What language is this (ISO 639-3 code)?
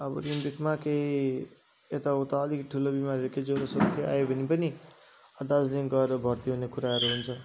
nep